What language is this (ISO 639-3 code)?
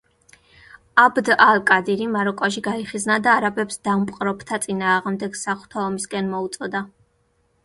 kat